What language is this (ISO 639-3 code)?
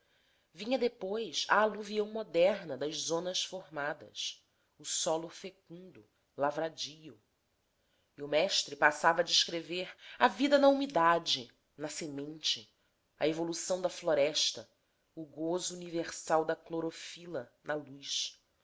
por